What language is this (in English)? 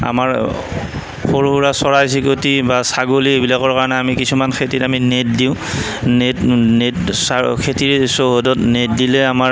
Assamese